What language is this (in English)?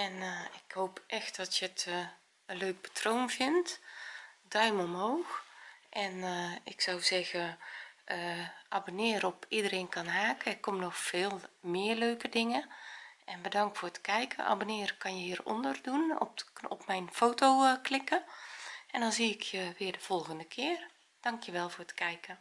Dutch